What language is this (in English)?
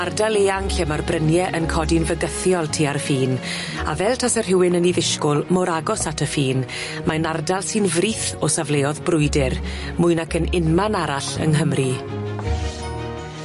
Welsh